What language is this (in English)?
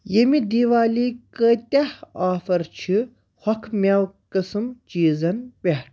Kashmiri